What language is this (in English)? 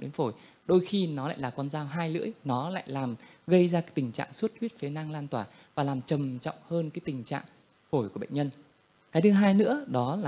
Vietnamese